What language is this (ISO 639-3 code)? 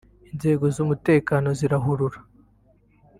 kin